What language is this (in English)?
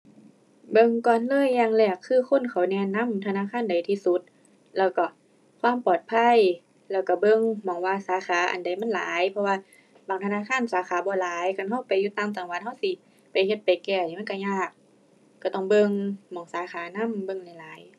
Thai